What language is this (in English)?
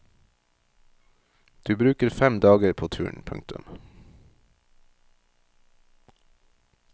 Norwegian